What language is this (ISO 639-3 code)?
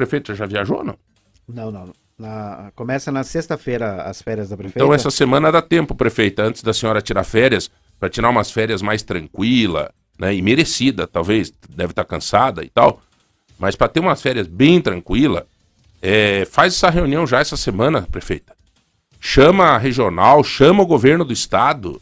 por